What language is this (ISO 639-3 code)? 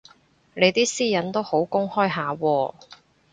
yue